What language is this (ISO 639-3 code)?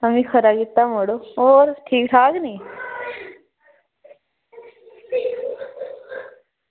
doi